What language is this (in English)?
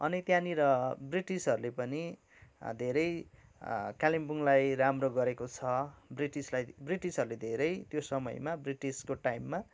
Nepali